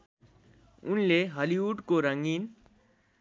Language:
Nepali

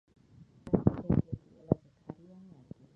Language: Georgian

